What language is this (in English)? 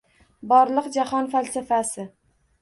Uzbek